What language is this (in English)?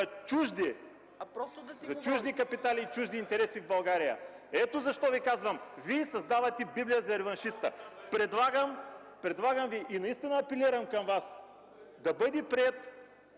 Bulgarian